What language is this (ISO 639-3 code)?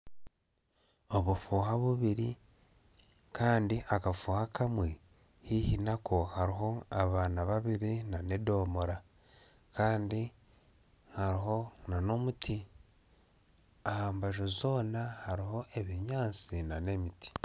nyn